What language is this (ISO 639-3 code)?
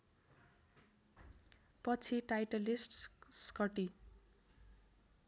nep